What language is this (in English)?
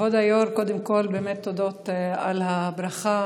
Hebrew